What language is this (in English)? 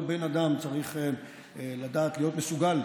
Hebrew